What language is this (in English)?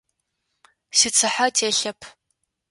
Adyghe